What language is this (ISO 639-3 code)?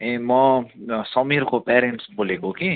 nep